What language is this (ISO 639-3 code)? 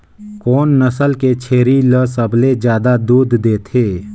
hne